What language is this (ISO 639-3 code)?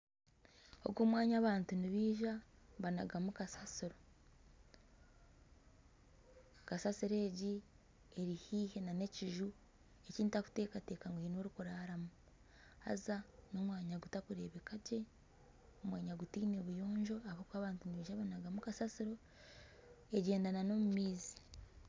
nyn